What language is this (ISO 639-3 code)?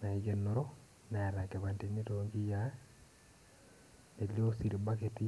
mas